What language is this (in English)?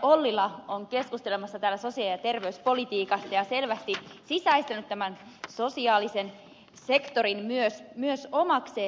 Finnish